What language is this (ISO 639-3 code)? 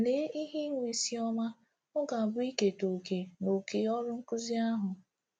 ibo